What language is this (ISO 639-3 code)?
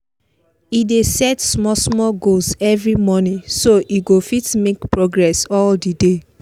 pcm